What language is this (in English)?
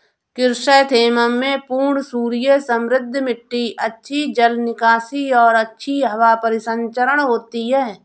Hindi